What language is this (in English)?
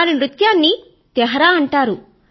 Telugu